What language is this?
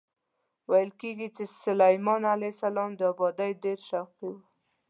Pashto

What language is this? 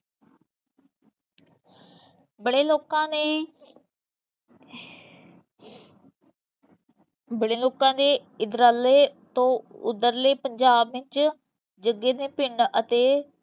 Punjabi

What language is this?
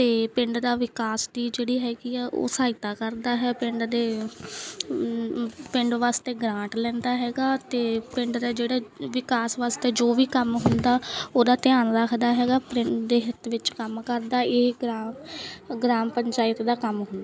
Punjabi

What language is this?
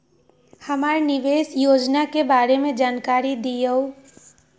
Magahi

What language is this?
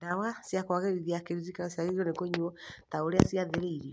Kikuyu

